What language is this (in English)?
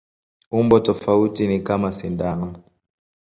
Swahili